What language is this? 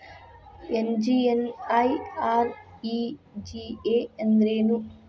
Kannada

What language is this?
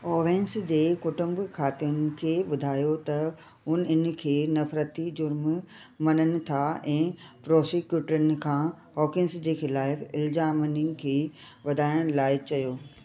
Sindhi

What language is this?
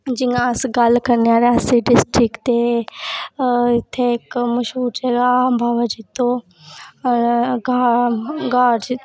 Dogri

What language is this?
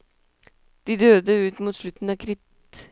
Norwegian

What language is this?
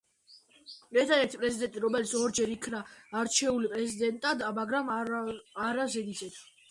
Georgian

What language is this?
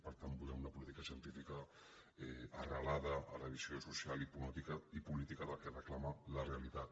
Catalan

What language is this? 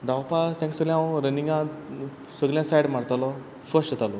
Konkani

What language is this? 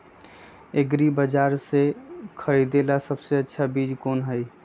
Magahi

